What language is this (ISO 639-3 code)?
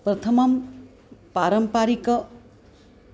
san